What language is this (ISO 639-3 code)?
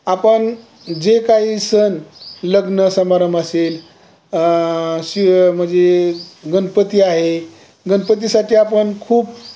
mar